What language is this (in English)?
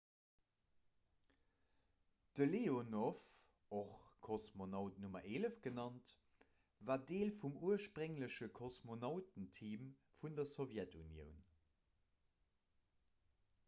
Luxembourgish